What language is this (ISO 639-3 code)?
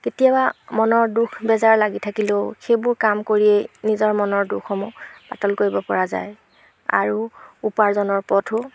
asm